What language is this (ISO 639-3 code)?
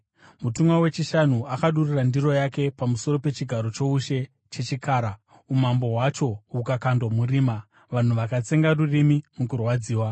sna